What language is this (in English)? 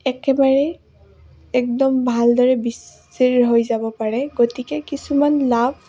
Assamese